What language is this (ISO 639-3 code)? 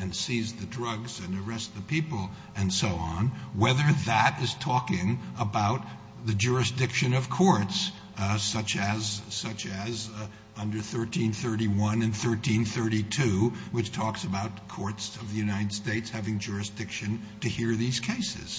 eng